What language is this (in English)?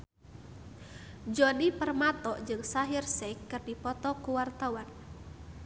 Sundanese